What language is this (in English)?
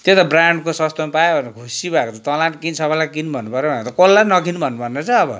Nepali